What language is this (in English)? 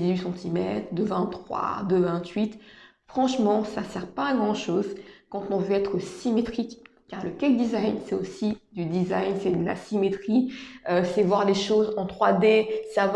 French